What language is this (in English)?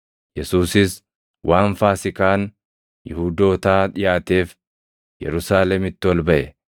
Oromo